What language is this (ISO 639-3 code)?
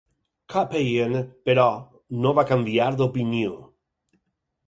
cat